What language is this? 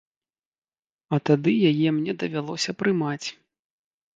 Belarusian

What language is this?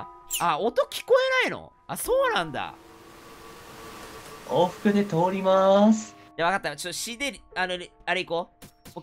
Japanese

